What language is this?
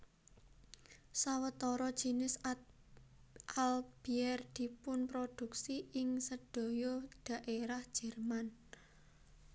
Javanese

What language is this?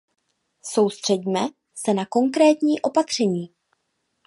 Czech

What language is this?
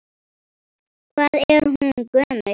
Icelandic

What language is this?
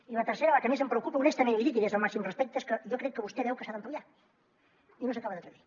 Catalan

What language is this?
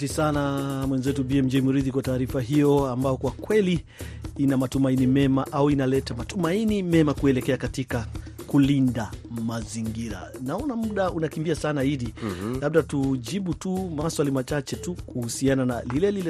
Swahili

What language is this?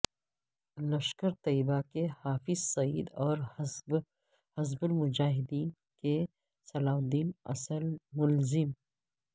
Urdu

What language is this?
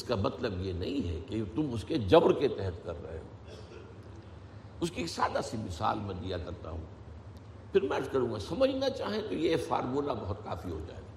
Urdu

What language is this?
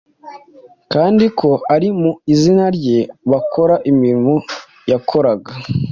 Kinyarwanda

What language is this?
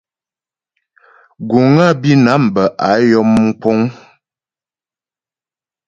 Ghomala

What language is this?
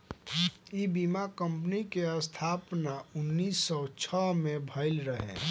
Bhojpuri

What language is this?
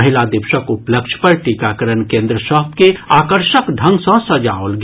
Maithili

